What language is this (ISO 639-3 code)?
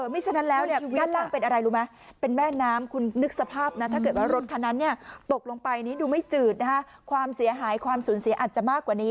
tha